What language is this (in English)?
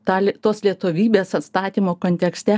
Lithuanian